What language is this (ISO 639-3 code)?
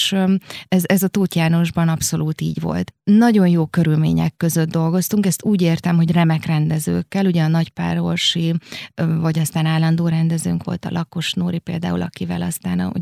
hun